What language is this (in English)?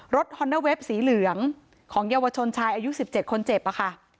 Thai